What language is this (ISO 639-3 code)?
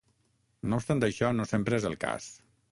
cat